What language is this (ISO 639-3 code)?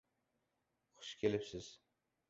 uzb